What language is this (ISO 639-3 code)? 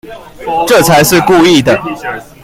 zho